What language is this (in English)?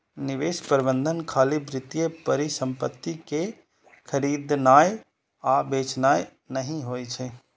Maithili